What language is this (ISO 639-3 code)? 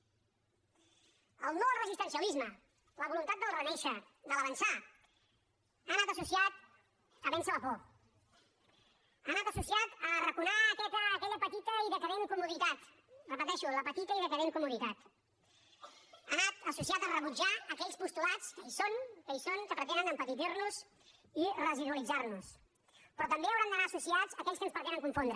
cat